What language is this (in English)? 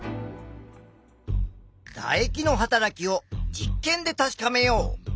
Japanese